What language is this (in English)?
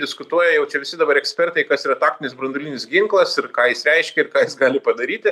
Lithuanian